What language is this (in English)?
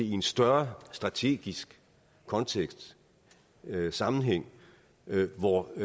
Danish